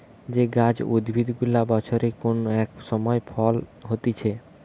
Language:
Bangla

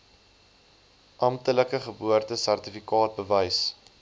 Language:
Afrikaans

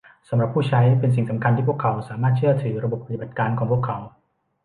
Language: Thai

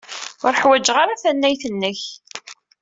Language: Kabyle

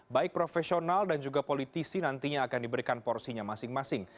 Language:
Indonesian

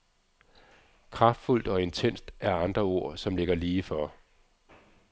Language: Danish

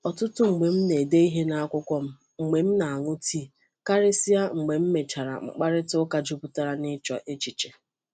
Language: Igbo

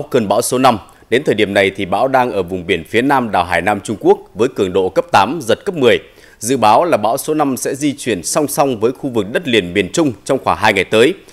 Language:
Vietnamese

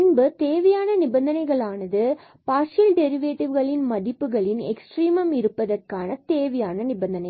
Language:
Tamil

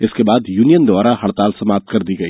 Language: Hindi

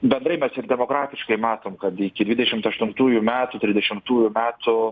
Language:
Lithuanian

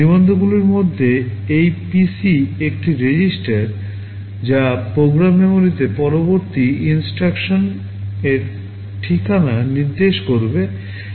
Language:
Bangla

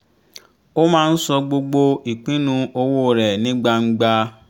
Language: Yoruba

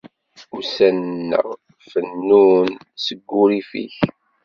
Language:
Kabyle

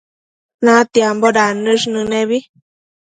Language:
Matsés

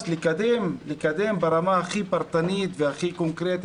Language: Hebrew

